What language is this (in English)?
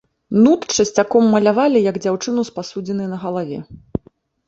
Belarusian